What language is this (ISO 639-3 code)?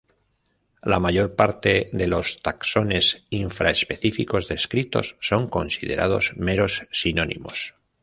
spa